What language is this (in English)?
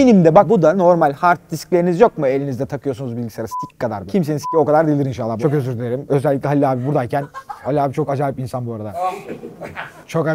Turkish